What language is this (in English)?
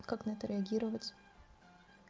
Russian